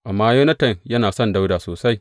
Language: Hausa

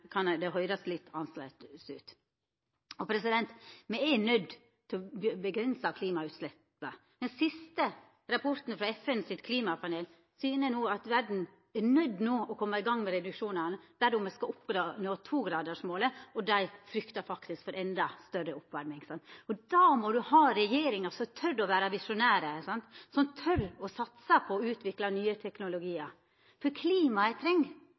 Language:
Norwegian Nynorsk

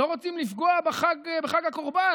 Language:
Hebrew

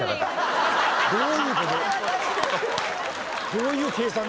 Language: Japanese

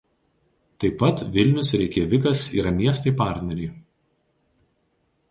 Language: Lithuanian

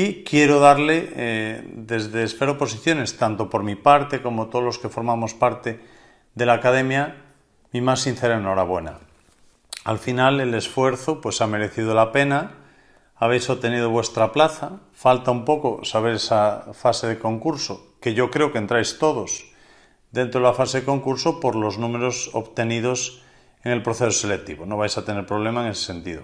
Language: Spanish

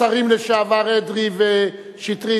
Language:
Hebrew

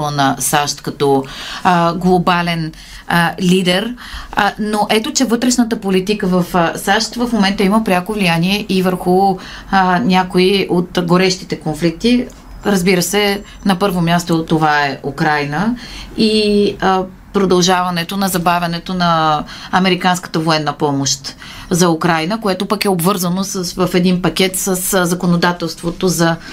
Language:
Bulgarian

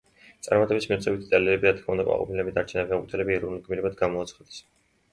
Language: Georgian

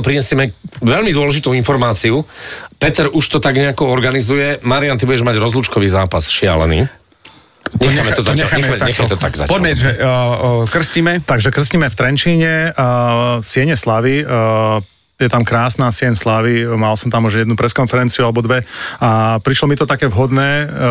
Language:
Slovak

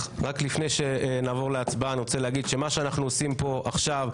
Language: Hebrew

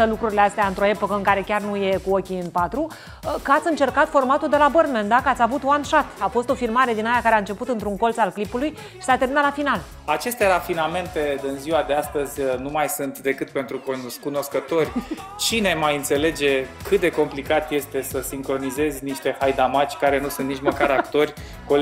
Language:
Romanian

